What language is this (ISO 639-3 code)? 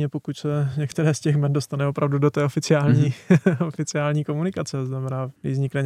ces